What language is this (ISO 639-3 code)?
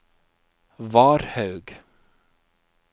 nor